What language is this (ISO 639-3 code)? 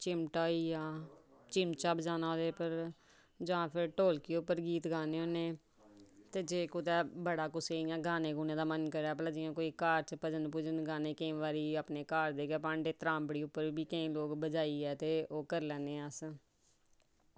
doi